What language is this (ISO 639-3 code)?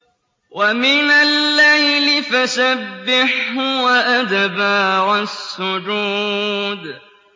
ara